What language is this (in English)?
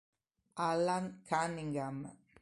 Italian